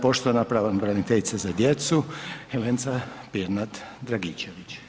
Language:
Croatian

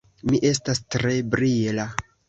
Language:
Esperanto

